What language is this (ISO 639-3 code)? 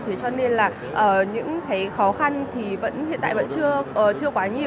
vie